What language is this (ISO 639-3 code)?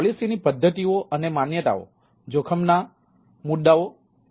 guj